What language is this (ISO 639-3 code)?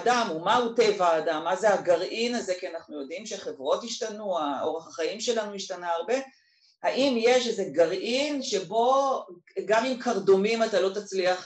heb